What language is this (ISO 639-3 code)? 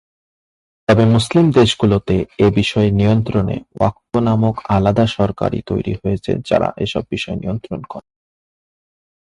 ben